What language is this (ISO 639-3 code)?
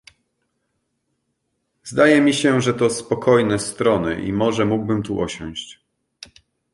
pol